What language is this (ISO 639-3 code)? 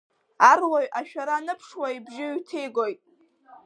abk